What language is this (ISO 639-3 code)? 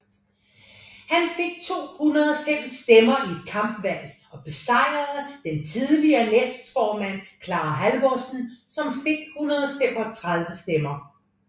dan